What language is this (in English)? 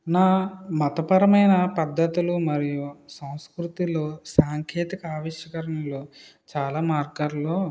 Telugu